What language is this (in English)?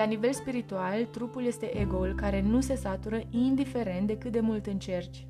Romanian